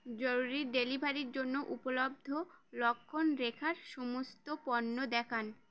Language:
Bangla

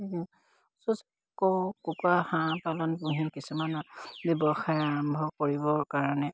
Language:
Assamese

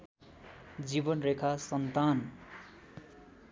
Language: Nepali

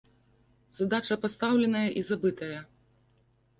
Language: Belarusian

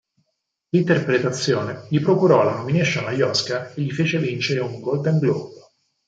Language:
Italian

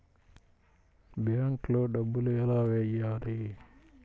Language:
Telugu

